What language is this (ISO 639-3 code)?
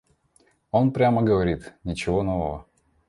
rus